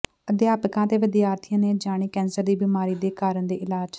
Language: Punjabi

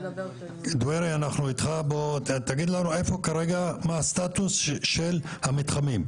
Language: Hebrew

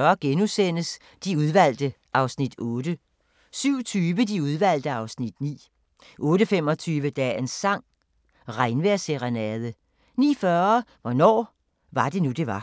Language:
Danish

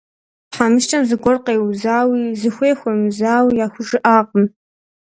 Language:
Kabardian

